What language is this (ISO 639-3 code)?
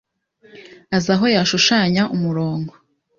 kin